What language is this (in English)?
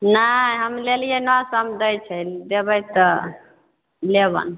Maithili